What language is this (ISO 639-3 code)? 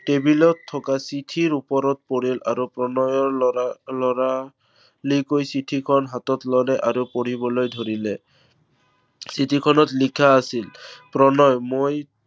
asm